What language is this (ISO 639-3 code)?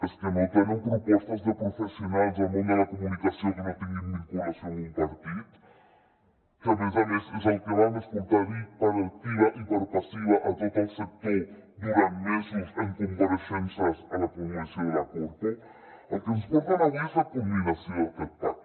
cat